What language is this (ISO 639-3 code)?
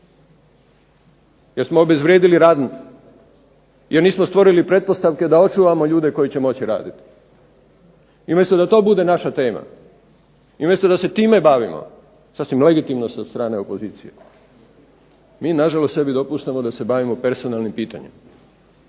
hrv